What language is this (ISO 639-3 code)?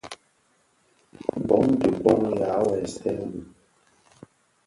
ksf